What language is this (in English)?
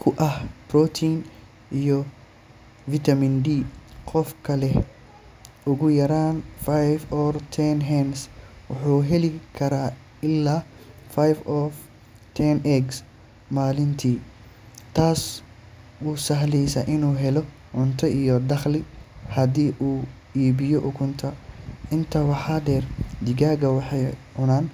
Somali